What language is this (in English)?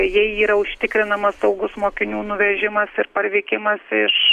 Lithuanian